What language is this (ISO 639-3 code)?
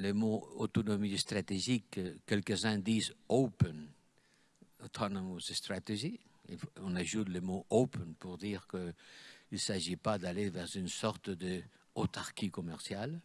fra